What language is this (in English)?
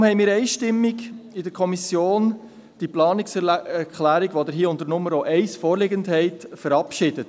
Swiss German